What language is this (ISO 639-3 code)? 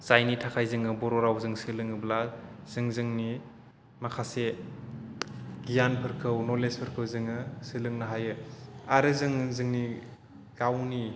brx